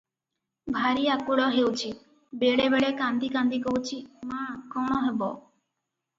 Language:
Odia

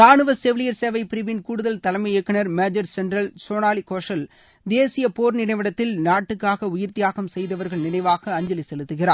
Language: Tamil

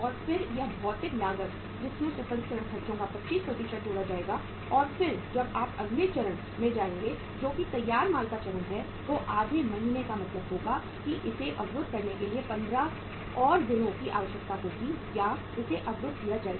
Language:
Hindi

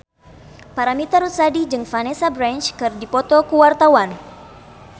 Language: Sundanese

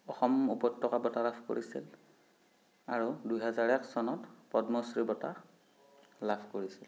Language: Assamese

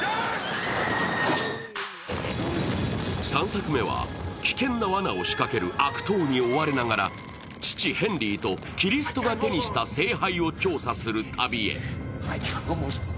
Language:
Japanese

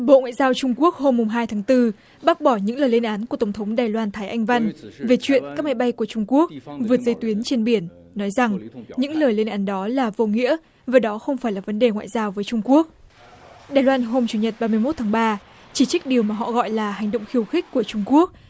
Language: Vietnamese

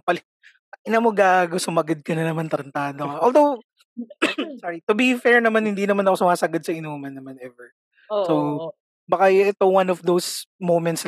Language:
Filipino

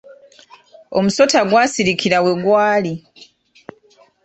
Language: Ganda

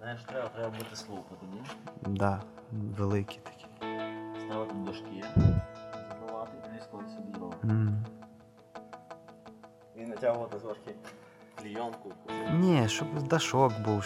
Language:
Ukrainian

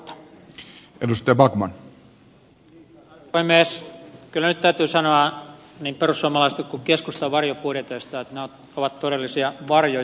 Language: Finnish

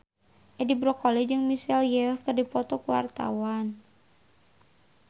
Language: Sundanese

